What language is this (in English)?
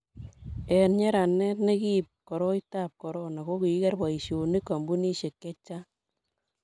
Kalenjin